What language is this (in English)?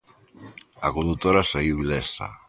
Galician